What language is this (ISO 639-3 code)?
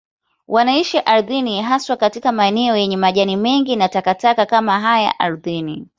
swa